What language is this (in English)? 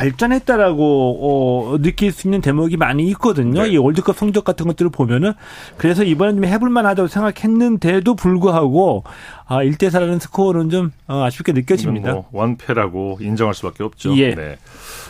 Korean